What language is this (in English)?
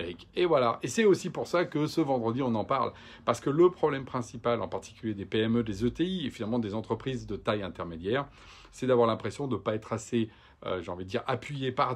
French